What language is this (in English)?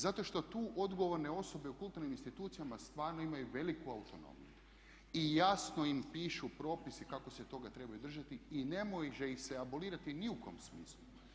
Croatian